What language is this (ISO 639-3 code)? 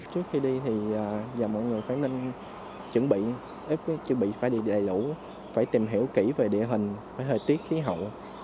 vie